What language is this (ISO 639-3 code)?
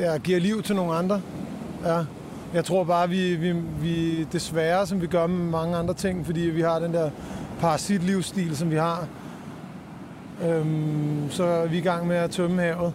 dan